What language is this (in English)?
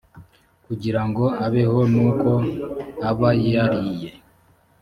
Kinyarwanda